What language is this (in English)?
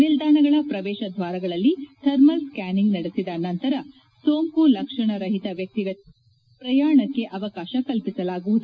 Kannada